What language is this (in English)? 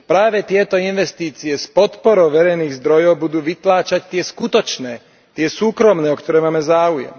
Slovak